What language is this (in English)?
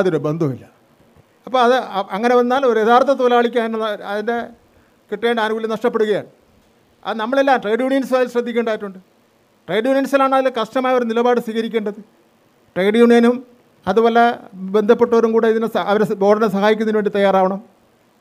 Malayalam